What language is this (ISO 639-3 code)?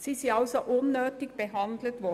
gsw